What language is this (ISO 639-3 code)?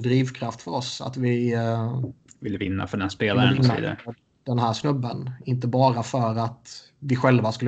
swe